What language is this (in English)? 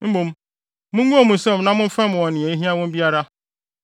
Akan